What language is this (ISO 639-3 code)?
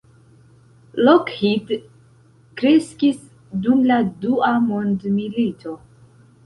epo